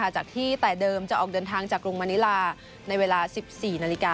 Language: Thai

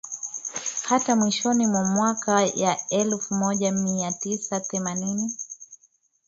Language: Swahili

